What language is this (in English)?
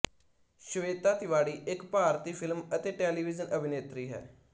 Punjabi